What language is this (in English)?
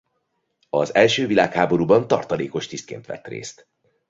Hungarian